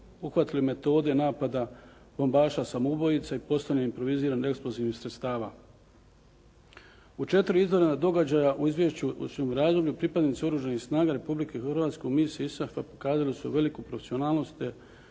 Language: Croatian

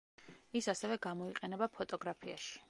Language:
Georgian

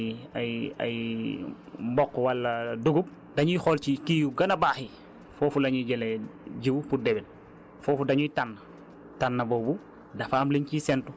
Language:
Wolof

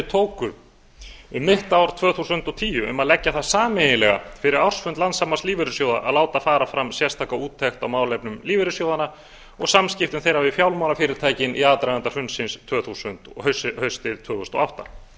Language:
Icelandic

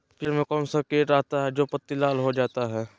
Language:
Magahi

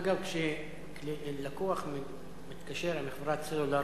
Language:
Hebrew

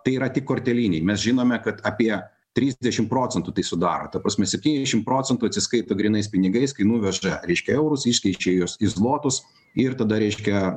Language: Lithuanian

